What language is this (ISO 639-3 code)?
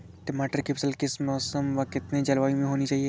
hin